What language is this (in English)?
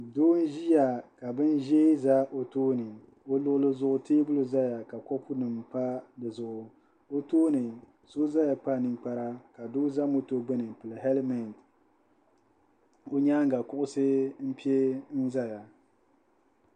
Dagbani